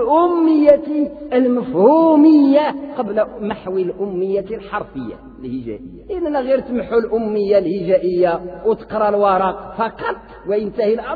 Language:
Arabic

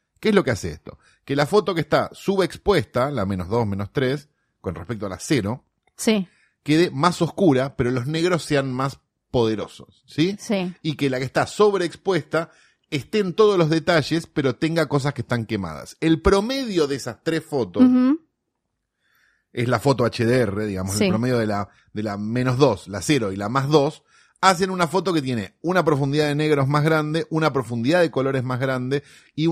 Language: Spanish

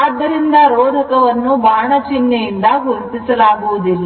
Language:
Kannada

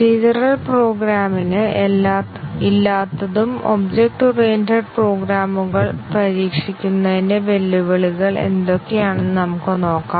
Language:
Malayalam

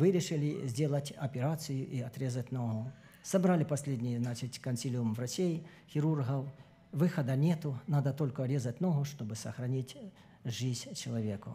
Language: Russian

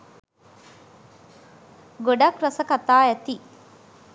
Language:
Sinhala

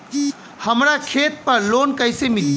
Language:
Bhojpuri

